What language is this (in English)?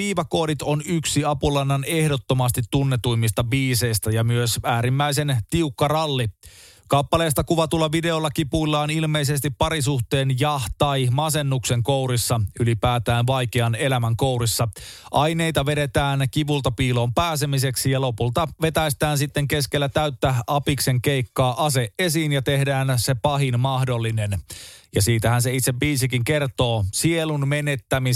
Finnish